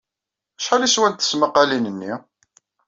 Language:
Kabyle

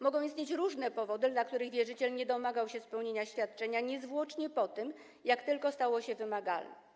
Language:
Polish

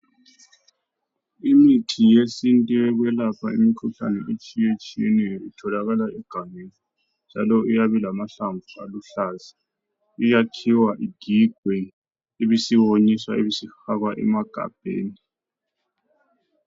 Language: North Ndebele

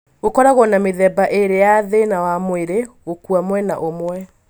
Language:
Kikuyu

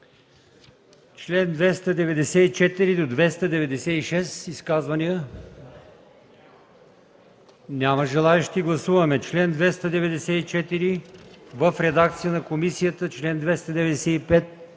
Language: Bulgarian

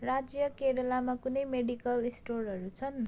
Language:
Nepali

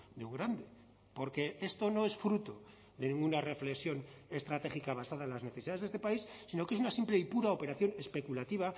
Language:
Spanish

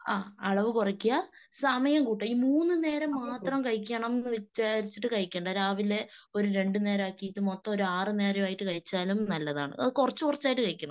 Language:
Malayalam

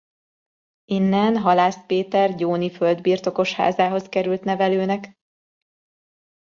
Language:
Hungarian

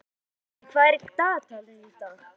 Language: Icelandic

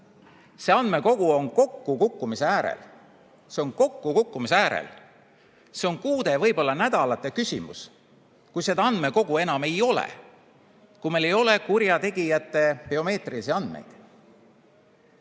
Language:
Estonian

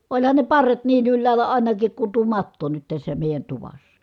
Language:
Finnish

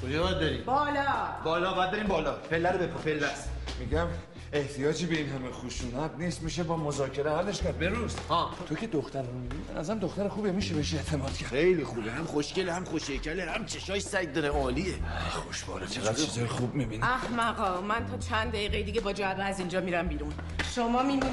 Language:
Persian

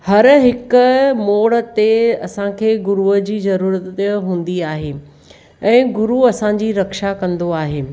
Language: Sindhi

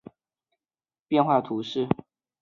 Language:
Chinese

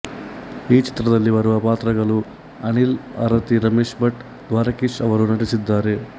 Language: Kannada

